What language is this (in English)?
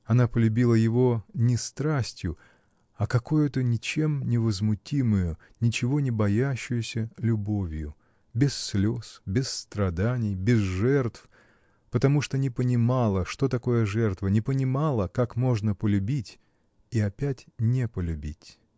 Russian